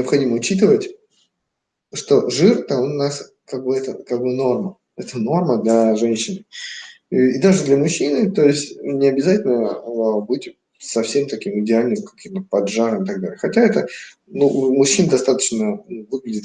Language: Russian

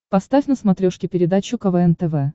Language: Russian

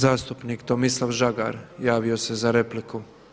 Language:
Croatian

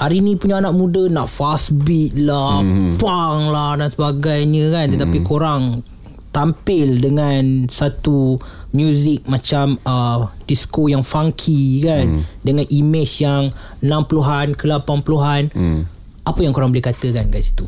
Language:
Malay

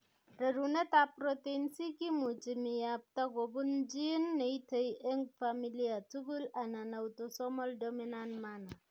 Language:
Kalenjin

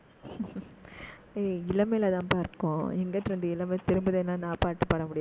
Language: Tamil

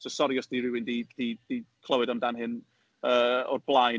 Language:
Welsh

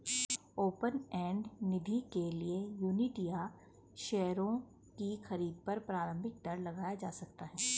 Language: Hindi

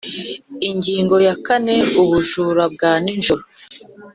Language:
Kinyarwanda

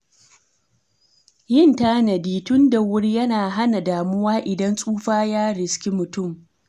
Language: Hausa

